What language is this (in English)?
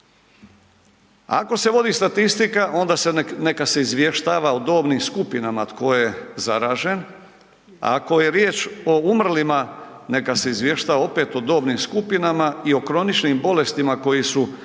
Croatian